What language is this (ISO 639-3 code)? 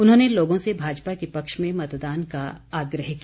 hin